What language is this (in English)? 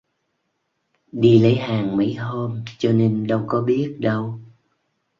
Vietnamese